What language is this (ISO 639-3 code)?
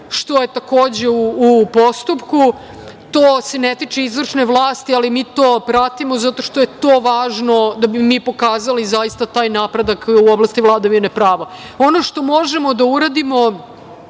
srp